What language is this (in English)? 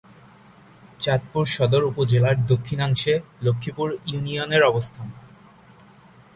Bangla